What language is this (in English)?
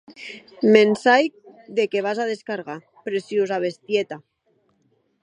Occitan